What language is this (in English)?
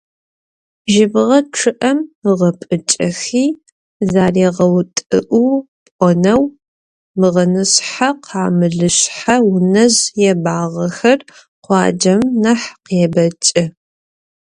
Adyghe